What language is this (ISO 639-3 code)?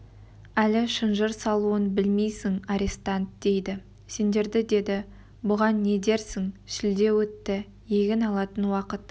kaz